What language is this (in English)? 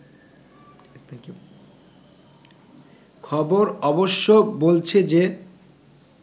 Bangla